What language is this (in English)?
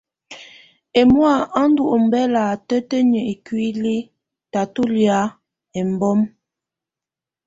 Tunen